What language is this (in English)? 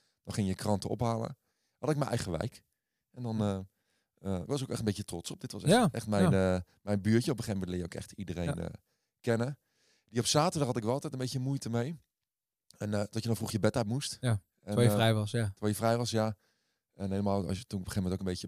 Dutch